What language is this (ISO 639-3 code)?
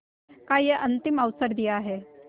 hin